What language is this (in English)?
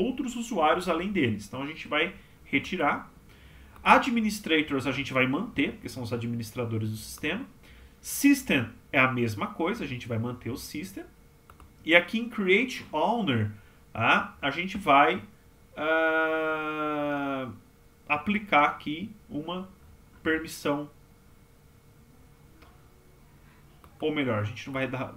Portuguese